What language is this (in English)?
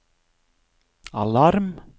Norwegian